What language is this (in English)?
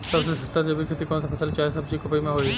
Bhojpuri